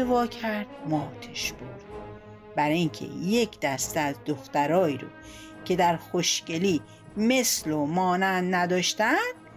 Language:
Persian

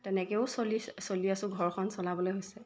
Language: Assamese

